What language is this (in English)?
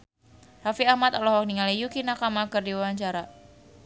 Sundanese